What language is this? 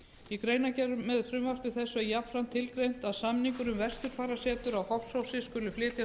Icelandic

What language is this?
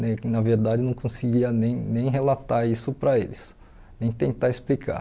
Portuguese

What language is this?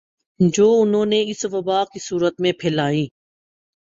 Urdu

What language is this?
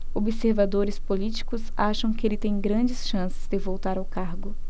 Portuguese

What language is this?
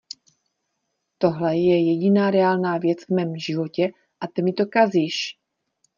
Czech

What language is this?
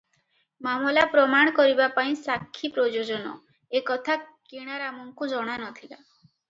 Odia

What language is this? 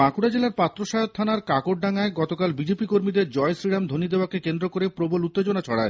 Bangla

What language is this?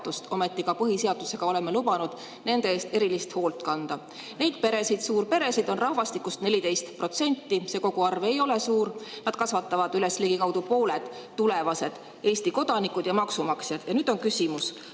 Estonian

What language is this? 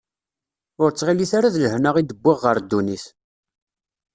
Kabyle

